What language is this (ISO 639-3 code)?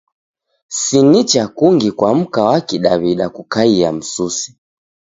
dav